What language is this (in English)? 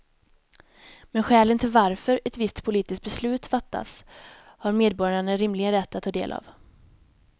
Swedish